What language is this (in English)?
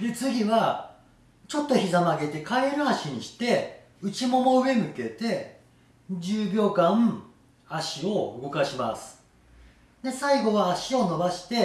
Japanese